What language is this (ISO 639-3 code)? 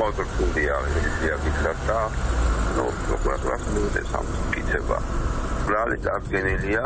ron